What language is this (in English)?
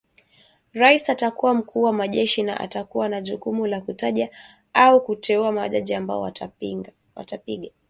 Swahili